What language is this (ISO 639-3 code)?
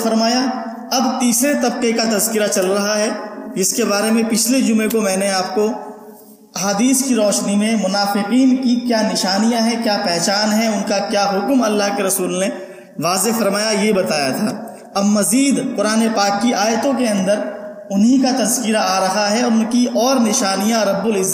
urd